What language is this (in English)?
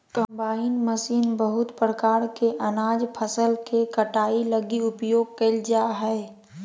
Magahi